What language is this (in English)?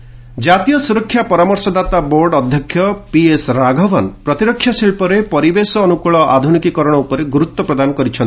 Odia